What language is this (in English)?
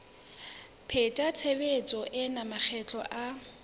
Southern Sotho